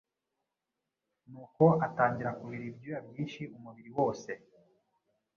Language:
Kinyarwanda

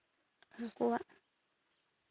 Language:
Santali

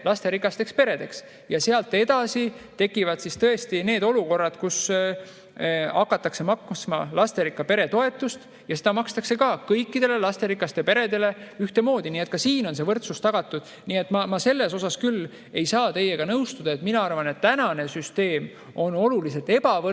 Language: Estonian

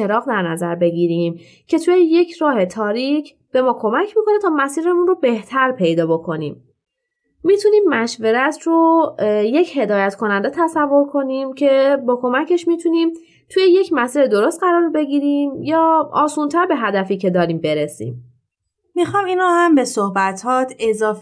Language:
Persian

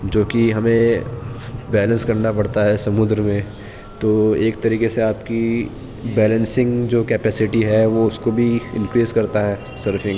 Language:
Urdu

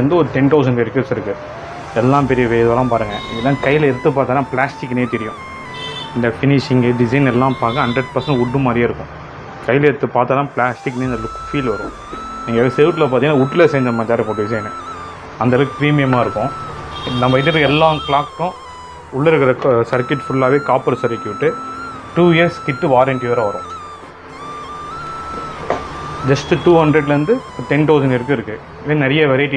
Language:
Tamil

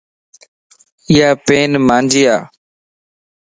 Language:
Lasi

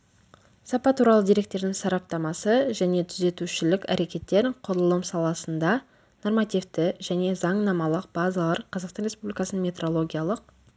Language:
Kazakh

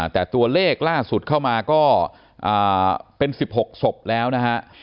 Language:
Thai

